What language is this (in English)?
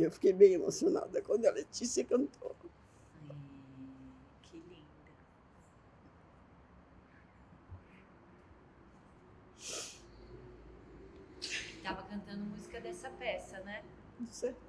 Portuguese